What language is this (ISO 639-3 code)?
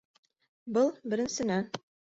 bak